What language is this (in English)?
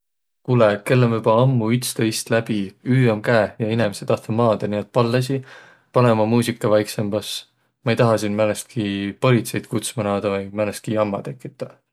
Võro